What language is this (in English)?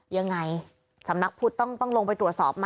Thai